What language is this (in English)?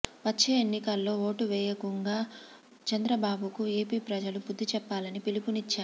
Telugu